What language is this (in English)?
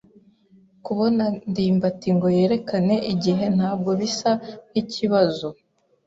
Kinyarwanda